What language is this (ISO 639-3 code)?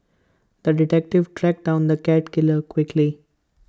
eng